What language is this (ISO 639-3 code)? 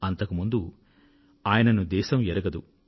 tel